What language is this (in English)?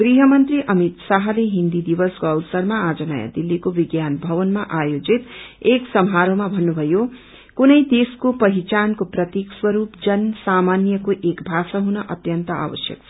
Nepali